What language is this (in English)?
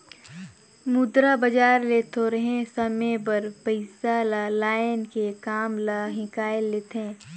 Chhattisgarhi